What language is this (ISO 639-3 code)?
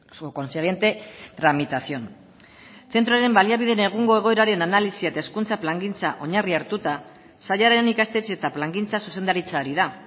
eus